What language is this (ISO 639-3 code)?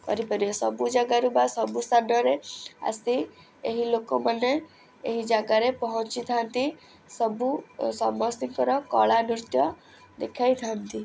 ori